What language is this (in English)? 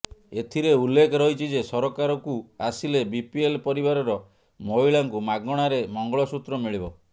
Odia